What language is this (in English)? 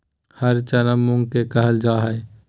Magahi